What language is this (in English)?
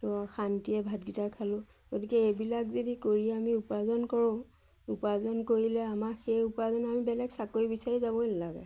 Assamese